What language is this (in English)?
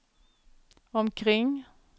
Swedish